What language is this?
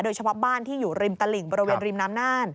Thai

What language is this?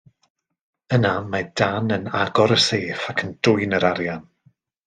Welsh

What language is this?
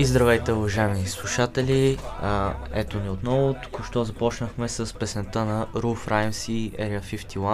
Bulgarian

